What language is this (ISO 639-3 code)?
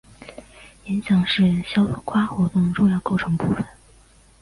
zho